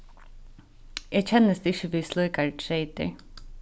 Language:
Faroese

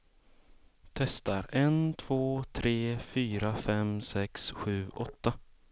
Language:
Swedish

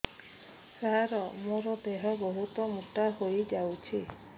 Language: Odia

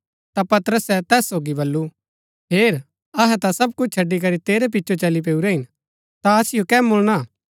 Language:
Gaddi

